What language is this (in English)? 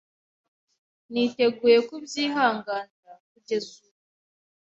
Kinyarwanda